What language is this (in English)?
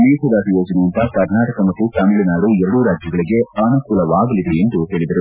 Kannada